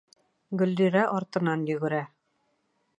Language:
Bashkir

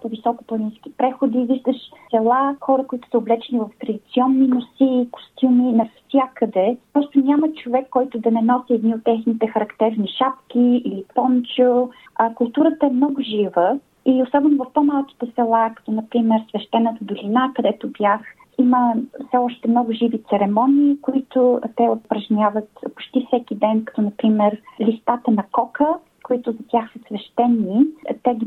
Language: Bulgarian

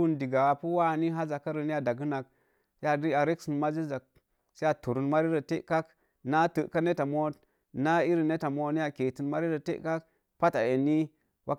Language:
Mom Jango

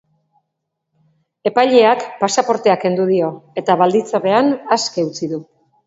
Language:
Basque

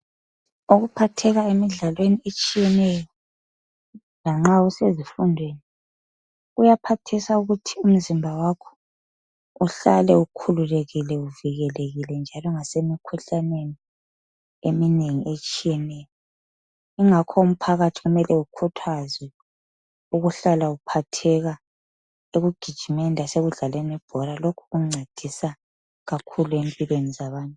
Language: North Ndebele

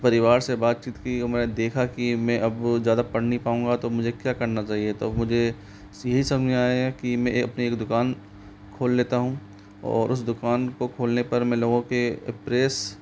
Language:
Hindi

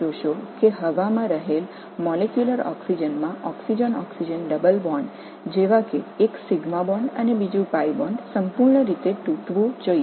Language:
Tamil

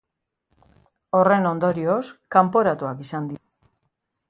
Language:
Basque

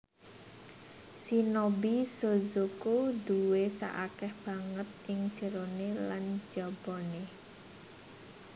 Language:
Javanese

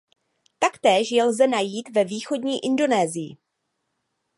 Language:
Czech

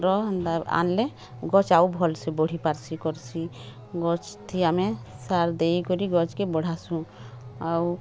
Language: Odia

